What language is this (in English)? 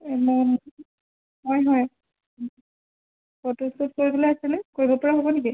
Assamese